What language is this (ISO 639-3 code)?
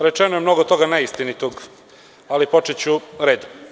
srp